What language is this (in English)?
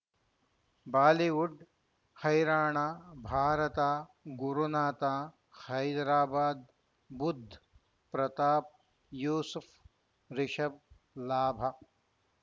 Kannada